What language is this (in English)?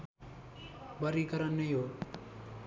Nepali